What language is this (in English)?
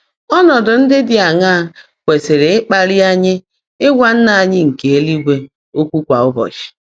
Igbo